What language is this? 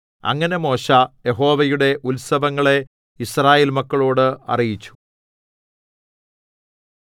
Malayalam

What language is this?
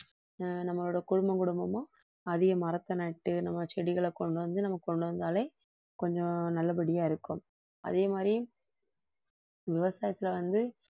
Tamil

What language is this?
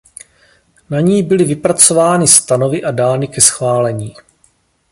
Czech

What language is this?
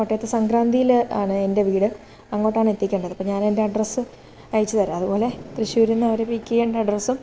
Malayalam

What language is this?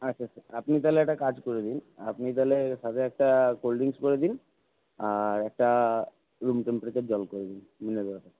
Bangla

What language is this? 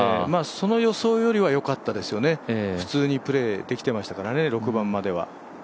Japanese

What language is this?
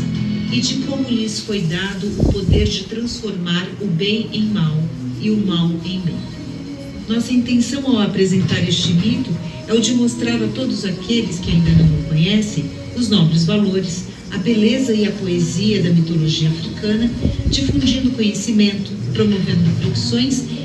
Portuguese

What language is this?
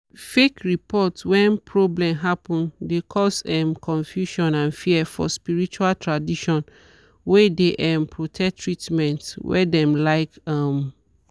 Nigerian Pidgin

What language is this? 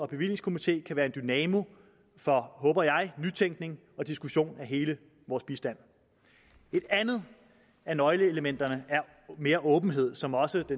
Danish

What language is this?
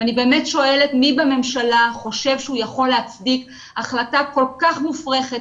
Hebrew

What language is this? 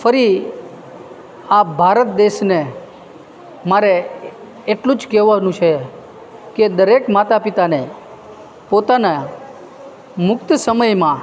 Gujarati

